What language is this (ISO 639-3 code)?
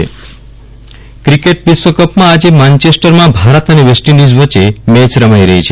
guj